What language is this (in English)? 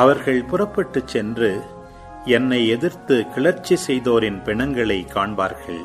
Tamil